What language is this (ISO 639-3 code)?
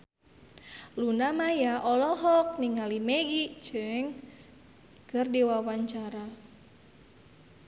sun